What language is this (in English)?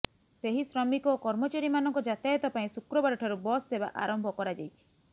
Odia